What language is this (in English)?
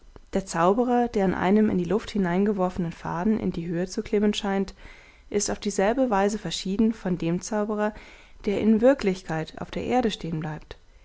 German